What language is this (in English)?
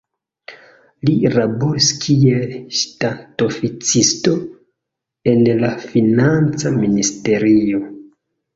Esperanto